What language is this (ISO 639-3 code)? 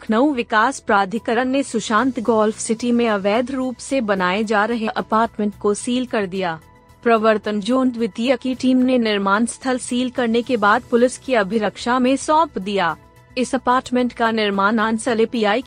hin